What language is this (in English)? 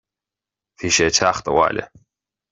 Irish